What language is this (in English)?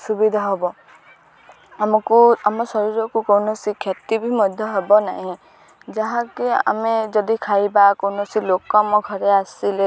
Odia